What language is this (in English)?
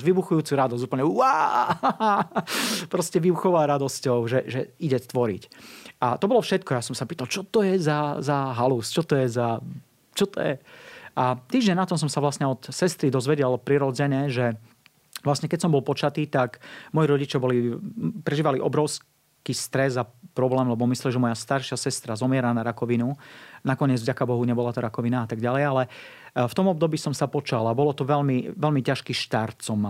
Slovak